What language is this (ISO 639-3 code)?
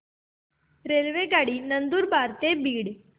mar